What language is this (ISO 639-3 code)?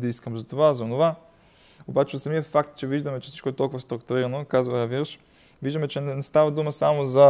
bul